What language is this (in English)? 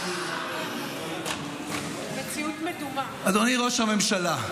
Hebrew